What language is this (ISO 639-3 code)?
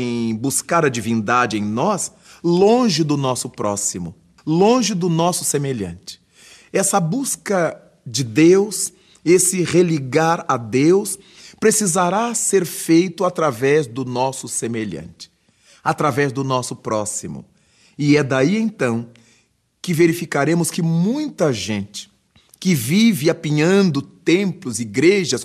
por